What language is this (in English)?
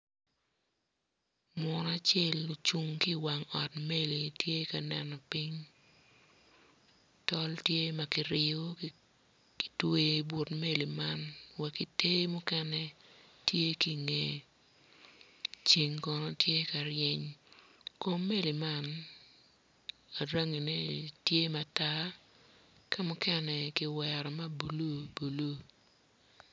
Acoli